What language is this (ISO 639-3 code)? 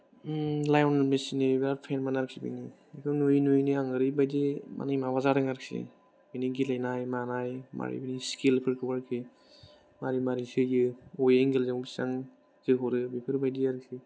brx